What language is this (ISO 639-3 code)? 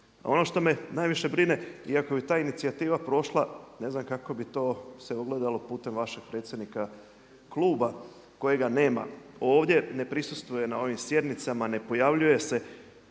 hrv